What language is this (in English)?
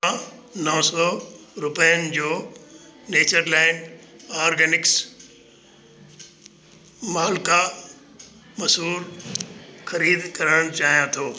Sindhi